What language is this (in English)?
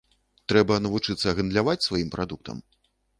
Belarusian